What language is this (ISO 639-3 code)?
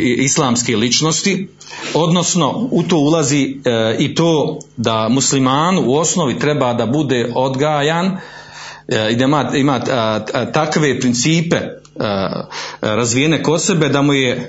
hrv